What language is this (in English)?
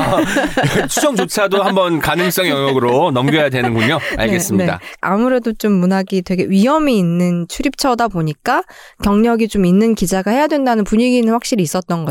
Korean